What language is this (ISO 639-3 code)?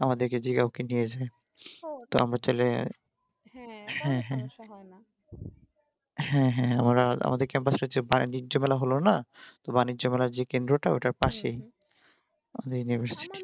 ben